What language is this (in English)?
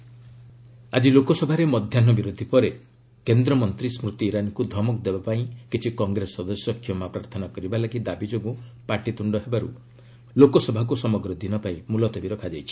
Odia